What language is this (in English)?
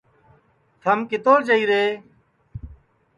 Sansi